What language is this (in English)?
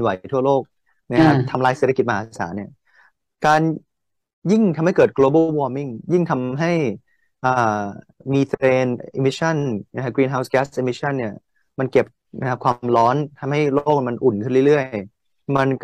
Thai